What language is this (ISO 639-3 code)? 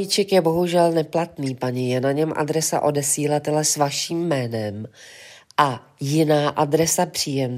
ces